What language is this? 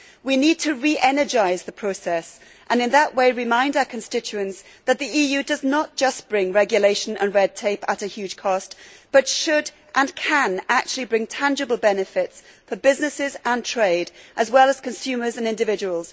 English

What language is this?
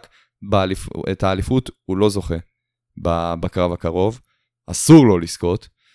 Hebrew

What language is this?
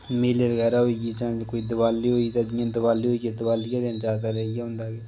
Dogri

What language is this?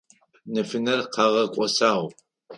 Adyghe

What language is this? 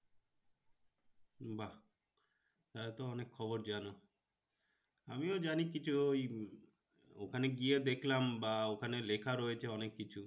Bangla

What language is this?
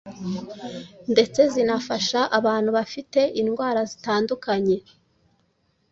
Kinyarwanda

